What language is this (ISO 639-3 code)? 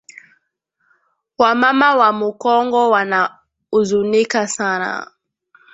swa